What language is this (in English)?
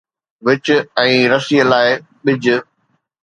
Sindhi